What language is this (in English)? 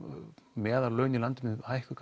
Icelandic